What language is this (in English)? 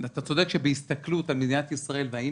Hebrew